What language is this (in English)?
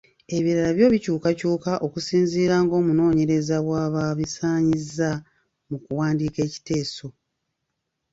Ganda